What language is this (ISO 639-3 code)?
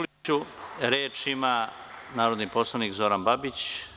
srp